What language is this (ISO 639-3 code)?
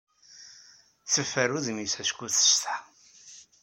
kab